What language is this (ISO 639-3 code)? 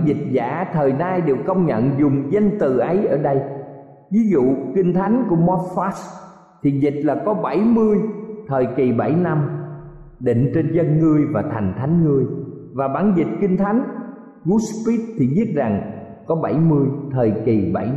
vie